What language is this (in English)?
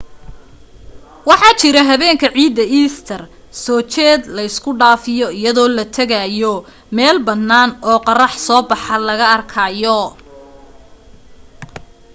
Somali